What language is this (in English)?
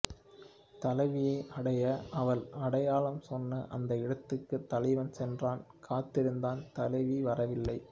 Tamil